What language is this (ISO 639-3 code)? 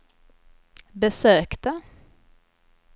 swe